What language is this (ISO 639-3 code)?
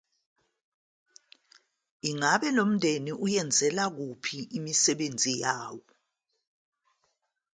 zul